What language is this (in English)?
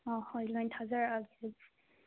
Manipuri